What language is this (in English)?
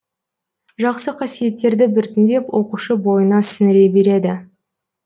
Kazakh